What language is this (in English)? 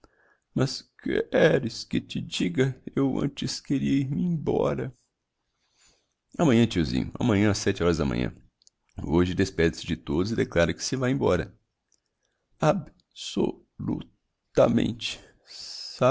Portuguese